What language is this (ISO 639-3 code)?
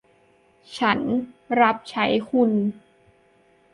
tha